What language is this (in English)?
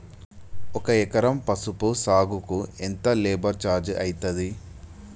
Telugu